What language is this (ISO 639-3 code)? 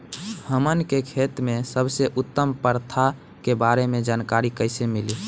bho